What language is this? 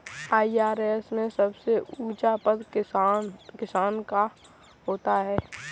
Hindi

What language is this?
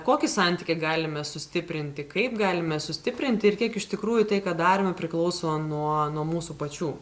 Lithuanian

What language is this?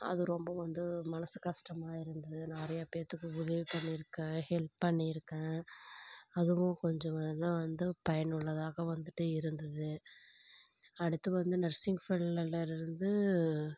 Tamil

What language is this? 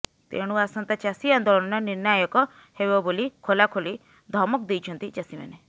Odia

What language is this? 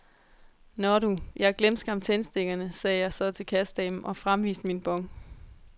Danish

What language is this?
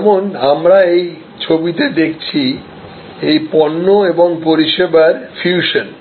Bangla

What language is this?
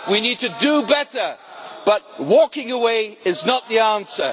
English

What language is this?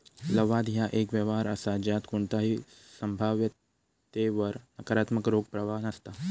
Marathi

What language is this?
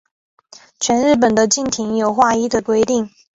Chinese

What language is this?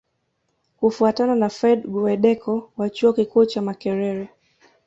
Swahili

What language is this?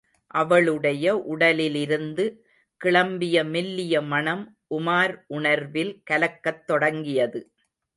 Tamil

